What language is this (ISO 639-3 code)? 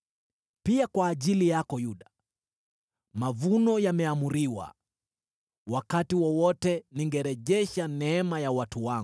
swa